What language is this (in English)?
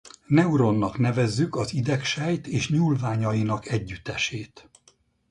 Hungarian